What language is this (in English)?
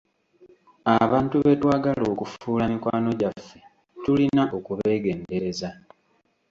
Ganda